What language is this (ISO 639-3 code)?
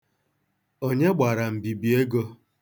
ibo